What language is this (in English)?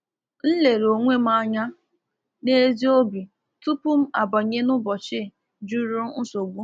Igbo